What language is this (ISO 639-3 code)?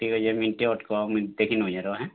ori